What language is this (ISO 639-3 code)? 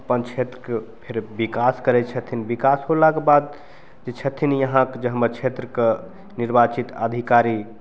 mai